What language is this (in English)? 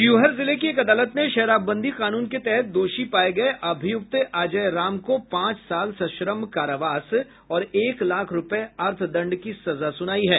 Hindi